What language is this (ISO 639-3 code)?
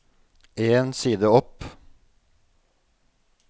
nor